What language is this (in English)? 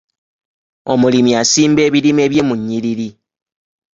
Ganda